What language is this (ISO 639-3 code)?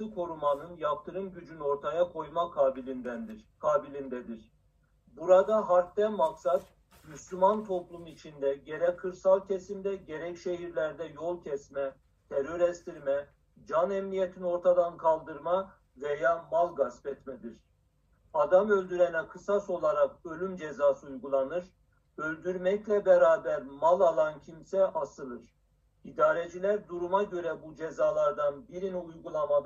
tur